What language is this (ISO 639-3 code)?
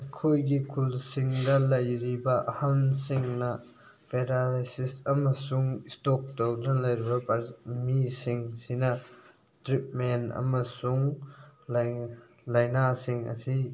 mni